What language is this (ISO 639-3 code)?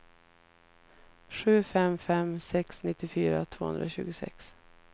swe